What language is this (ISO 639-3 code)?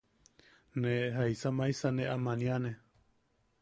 yaq